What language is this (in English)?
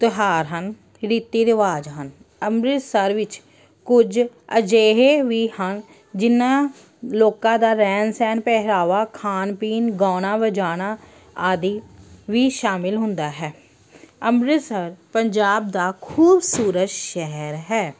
Punjabi